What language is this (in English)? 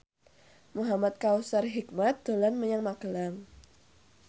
Javanese